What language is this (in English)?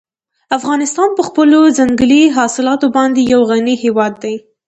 Pashto